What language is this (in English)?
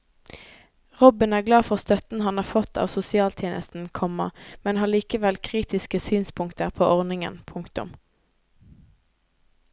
Norwegian